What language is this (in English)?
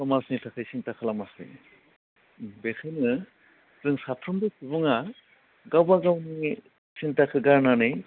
Bodo